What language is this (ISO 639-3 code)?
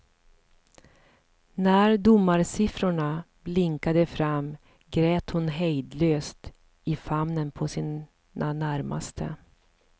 swe